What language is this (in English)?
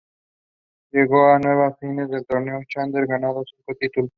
Spanish